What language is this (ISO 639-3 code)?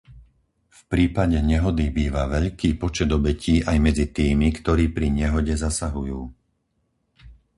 slk